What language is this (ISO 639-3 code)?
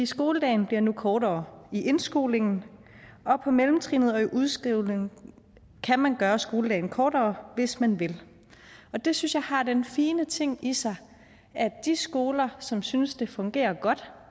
dan